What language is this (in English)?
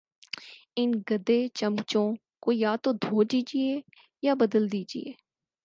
Urdu